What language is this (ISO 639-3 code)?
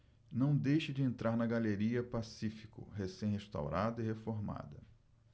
por